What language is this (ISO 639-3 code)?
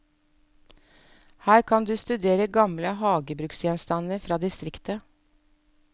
nor